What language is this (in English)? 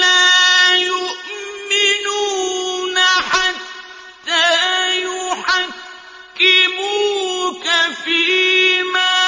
Arabic